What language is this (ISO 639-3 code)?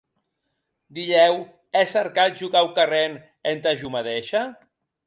oci